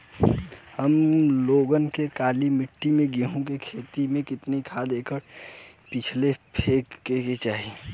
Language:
Bhojpuri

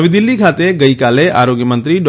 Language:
Gujarati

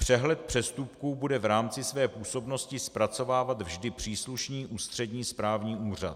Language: Czech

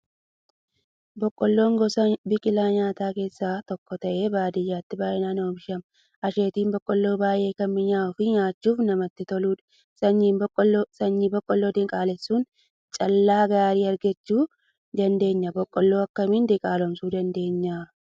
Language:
Oromo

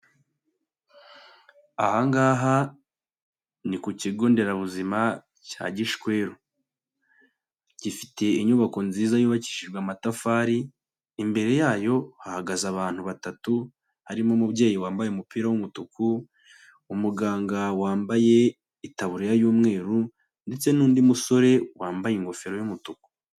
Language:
Kinyarwanda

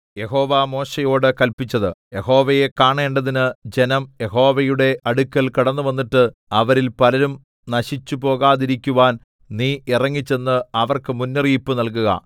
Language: Malayalam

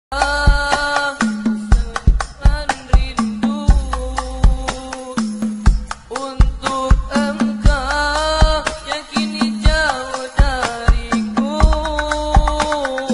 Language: Indonesian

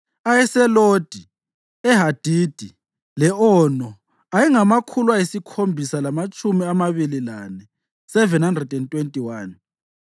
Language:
North Ndebele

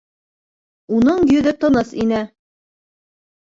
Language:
Bashkir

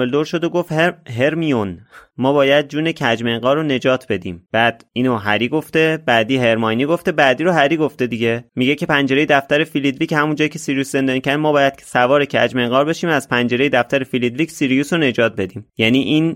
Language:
Persian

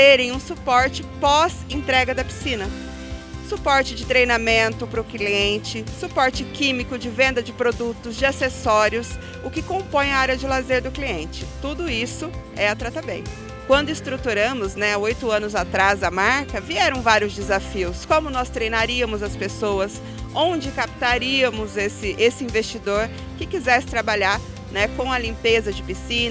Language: Portuguese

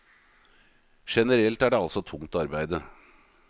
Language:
Norwegian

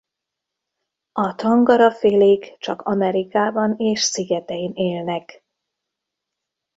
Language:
Hungarian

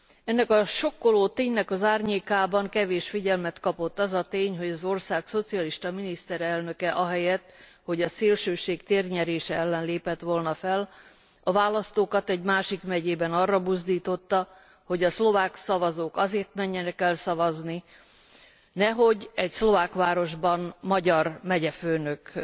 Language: Hungarian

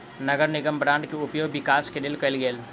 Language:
Maithili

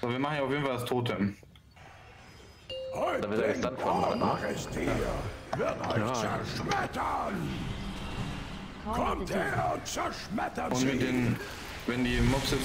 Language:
German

